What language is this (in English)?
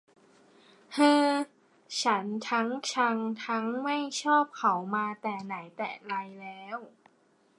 Thai